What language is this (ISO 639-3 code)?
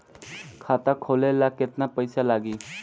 bho